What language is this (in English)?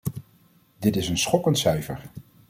Dutch